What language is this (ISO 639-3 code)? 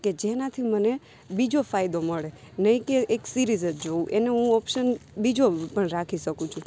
guj